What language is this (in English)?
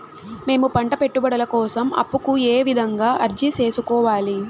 Telugu